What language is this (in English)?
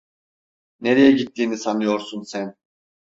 Turkish